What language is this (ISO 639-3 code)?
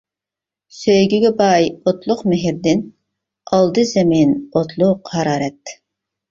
uig